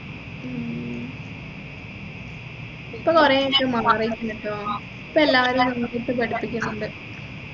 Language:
Malayalam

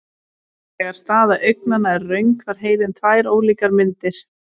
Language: Icelandic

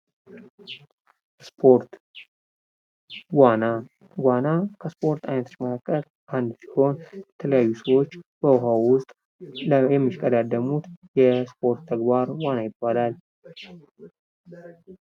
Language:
Amharic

